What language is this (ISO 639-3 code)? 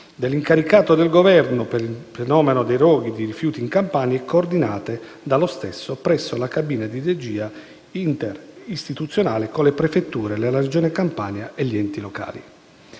ita